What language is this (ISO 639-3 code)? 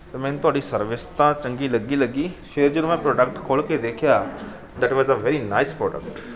pan